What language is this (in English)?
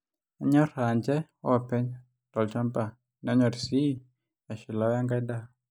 Masai